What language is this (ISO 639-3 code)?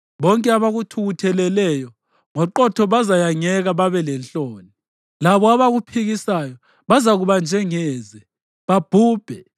nde